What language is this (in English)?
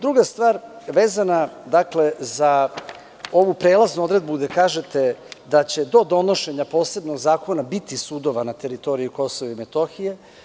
Serbian